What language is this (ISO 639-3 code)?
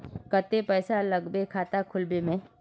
mag